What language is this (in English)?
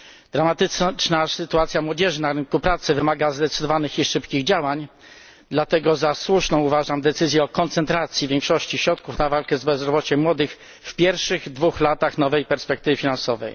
Polish